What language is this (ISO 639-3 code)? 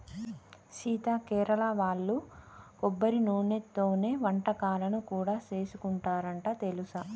tel